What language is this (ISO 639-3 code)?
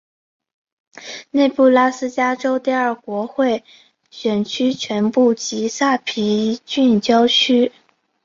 zho